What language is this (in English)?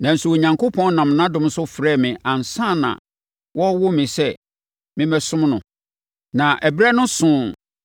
Akan